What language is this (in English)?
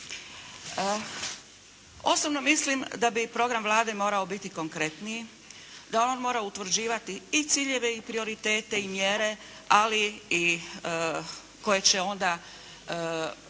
Croatian